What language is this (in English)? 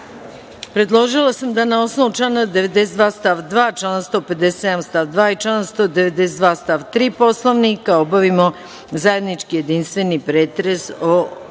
Serbian